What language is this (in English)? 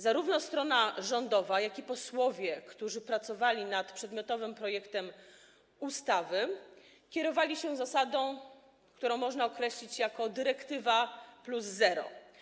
Polish